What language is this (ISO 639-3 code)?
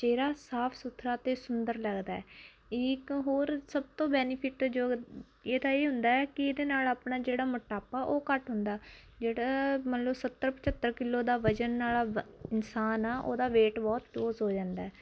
pan